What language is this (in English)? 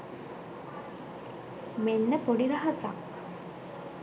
Sinhala